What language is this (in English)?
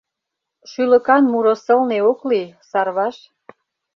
Mari